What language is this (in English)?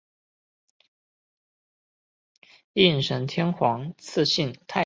Chinese